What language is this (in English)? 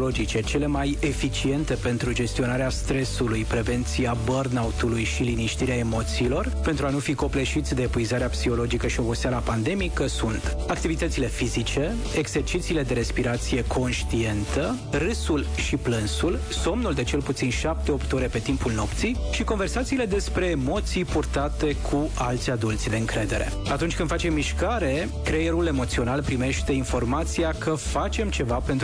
Romanian